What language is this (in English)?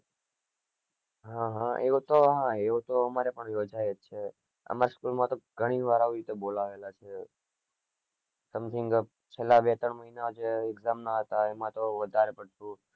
Gujarati